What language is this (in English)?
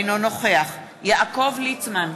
Hebrew